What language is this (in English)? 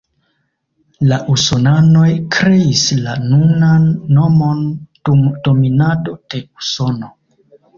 Esperanto